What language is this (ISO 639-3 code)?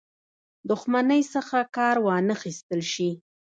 pus